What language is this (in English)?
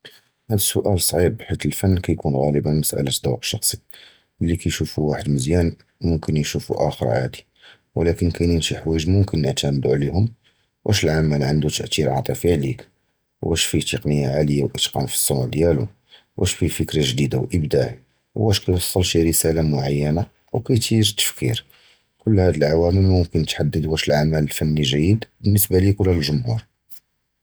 Judeo-Arabic